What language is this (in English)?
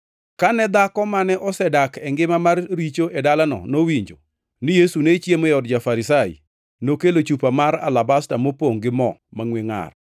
Luo (Kenya and Tanzania)